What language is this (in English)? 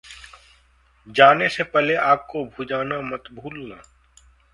Hindi